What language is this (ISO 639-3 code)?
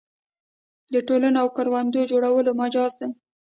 pus